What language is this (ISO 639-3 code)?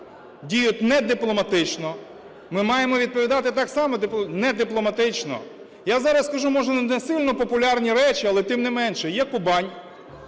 ukr